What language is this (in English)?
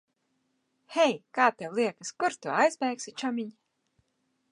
Latvian